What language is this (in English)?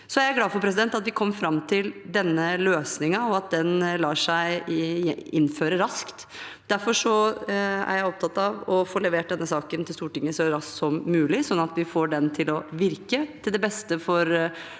Norwegian